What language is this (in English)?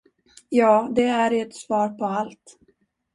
Swedish